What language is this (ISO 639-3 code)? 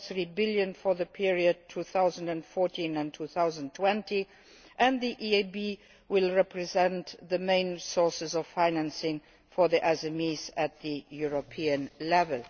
eng